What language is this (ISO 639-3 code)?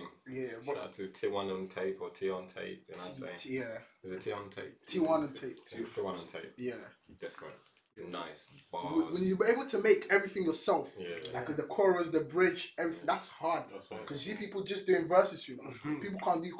eng